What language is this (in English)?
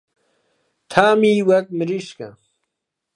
Central Kurdish